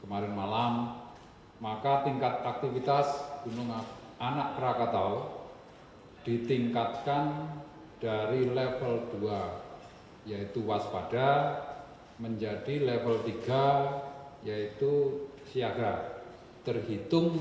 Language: Indonesian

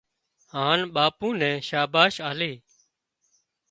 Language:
Wadiyara Koli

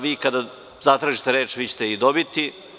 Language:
Serbian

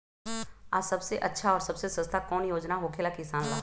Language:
Magahi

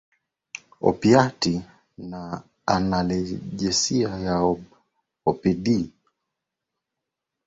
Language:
Swahili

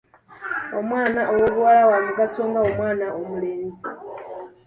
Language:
Ganda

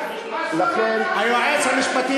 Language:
Hebrew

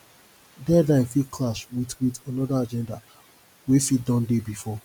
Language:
Nigerian Pidgin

